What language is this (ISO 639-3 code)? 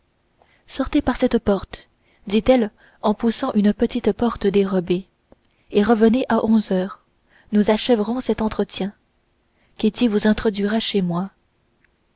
fra